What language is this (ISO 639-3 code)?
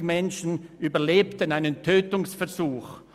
gsw